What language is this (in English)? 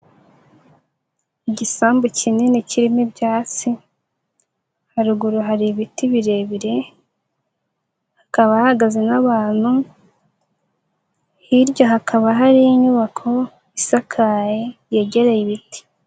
Kinyarwanda